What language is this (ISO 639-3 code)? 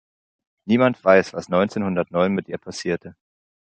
deu